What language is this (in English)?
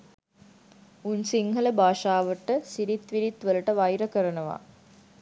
Sinhala